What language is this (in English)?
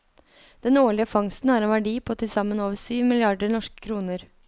Norwegian